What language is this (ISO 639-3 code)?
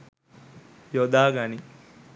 sin